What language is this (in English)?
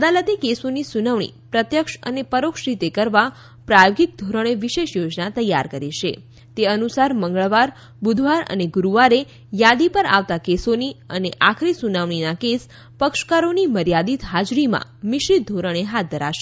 Gujarati